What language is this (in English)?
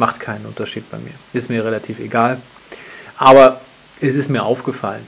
German